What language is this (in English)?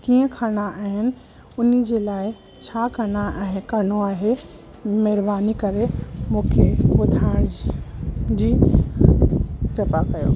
Sindhi